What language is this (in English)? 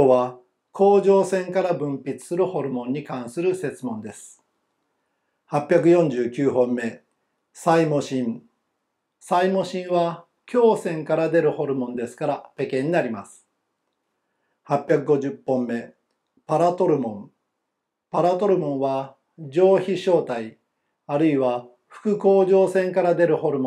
Japanese